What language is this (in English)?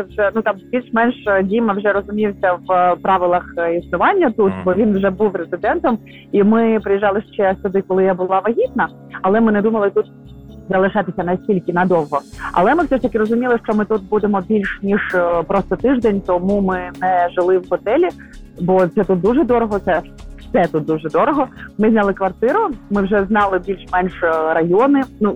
Ukrainian